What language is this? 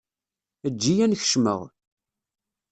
Kabyle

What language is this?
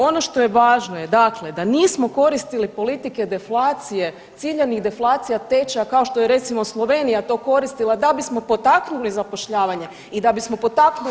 Croatian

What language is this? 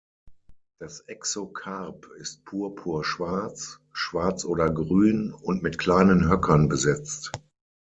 German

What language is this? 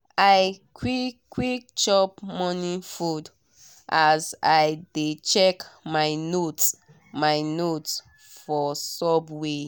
Nigerian Pidgin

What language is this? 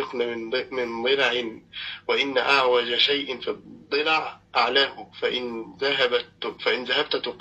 Arabic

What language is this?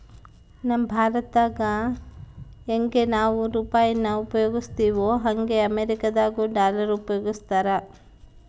Kannada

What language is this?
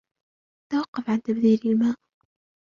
Arabic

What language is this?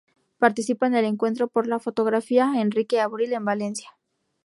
Spanish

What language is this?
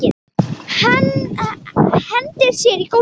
Icelandic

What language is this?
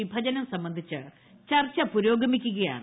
Malayalam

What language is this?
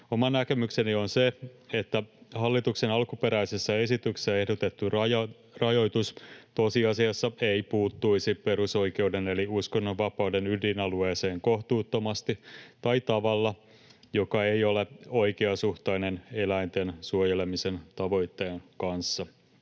Finnish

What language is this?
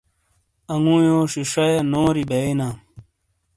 Shina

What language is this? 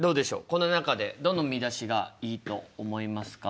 Japanese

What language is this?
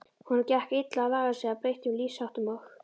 Icelandic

